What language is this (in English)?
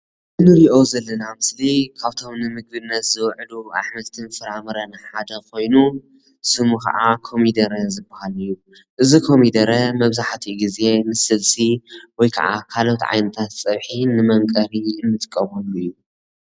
Tigrinya